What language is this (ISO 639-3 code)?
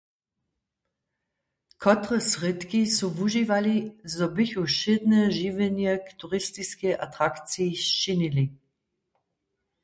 hsb